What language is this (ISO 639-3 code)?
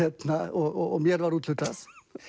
isl